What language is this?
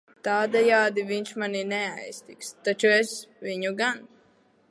Latvian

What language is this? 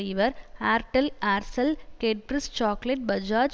Tamil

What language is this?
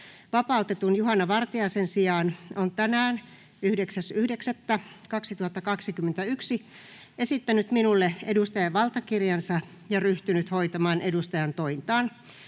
Finnish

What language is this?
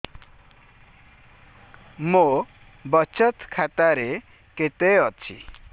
Odia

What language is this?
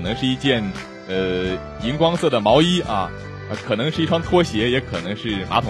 Chinese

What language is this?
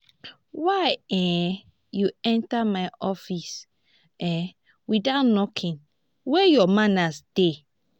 Nigerian Pidgin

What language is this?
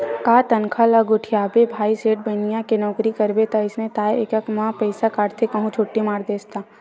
Chhattisgarhi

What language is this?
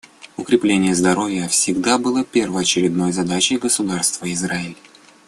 Russian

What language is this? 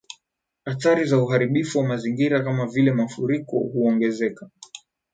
Swahili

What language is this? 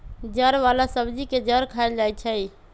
Magahi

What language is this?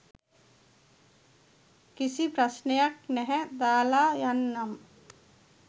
Sinhala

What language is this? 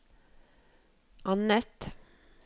Norwegian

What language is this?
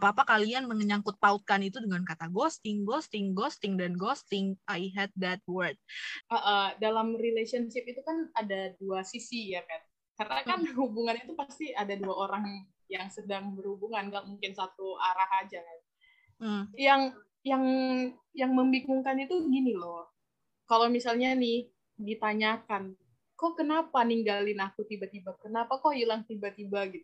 Indonesian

